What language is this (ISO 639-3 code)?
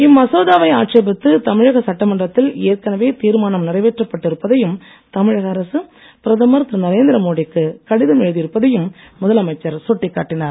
tam